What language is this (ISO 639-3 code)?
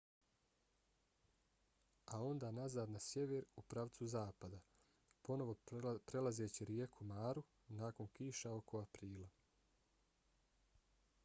bos